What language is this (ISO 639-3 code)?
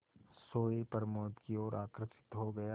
hin